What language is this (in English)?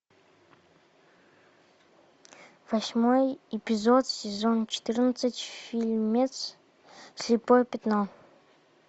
Russian